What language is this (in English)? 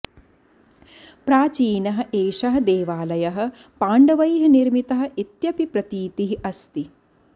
Sanskrit